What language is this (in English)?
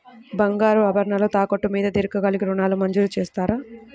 Telugu